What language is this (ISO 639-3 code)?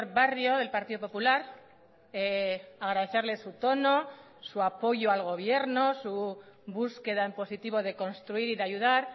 spa